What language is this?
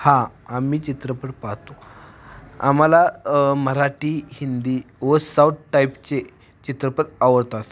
Marathi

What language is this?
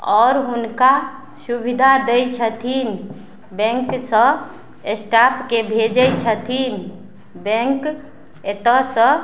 Maithili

